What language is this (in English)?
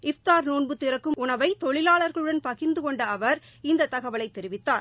Tamil